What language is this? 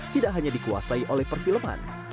Indonesian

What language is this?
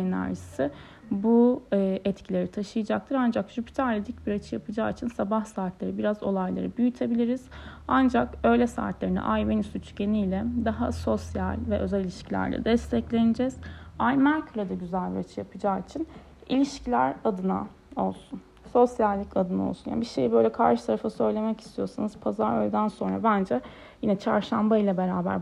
Turkish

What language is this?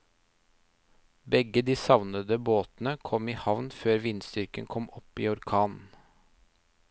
Norwegian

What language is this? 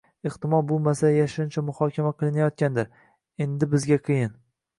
Uzbek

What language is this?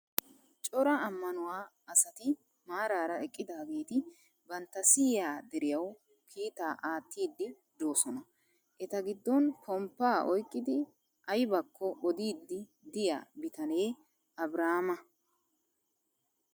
Wolaytta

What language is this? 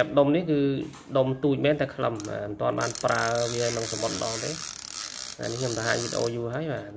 Vietnamese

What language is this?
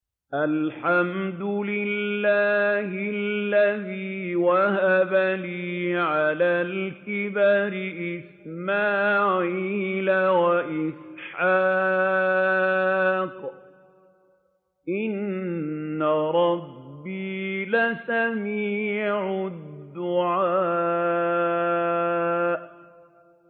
Arabic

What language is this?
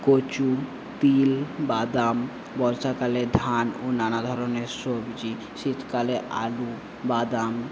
Bangla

